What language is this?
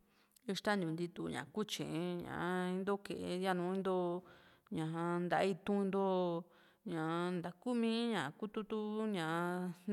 Juxtlahuaca Mixtec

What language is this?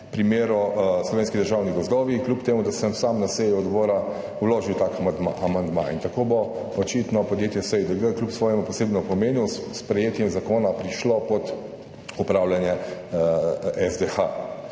Slovenian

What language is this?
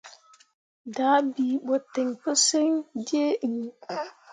Mundang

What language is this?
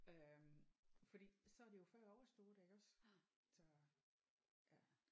Danish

